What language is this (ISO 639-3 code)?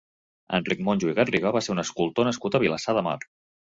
cat